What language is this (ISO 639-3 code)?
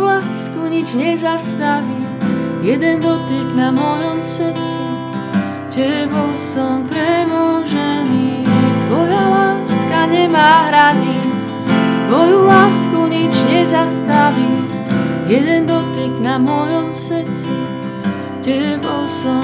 slk